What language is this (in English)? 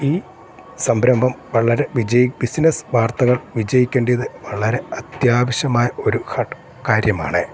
Malayalam